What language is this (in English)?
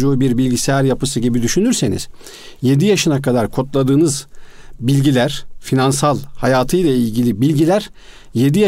Turkish